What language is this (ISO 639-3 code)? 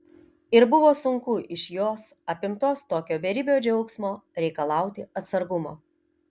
lit